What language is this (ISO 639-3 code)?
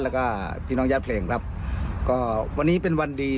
tha